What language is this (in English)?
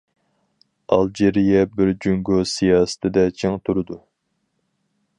Uyghur